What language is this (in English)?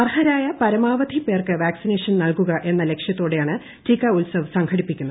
Malayalam